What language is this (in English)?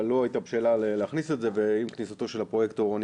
Hebrew